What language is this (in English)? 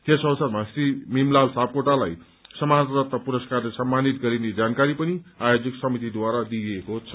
Nepali